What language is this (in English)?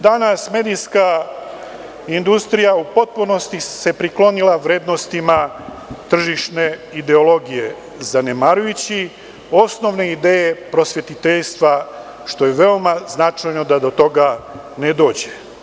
Serbian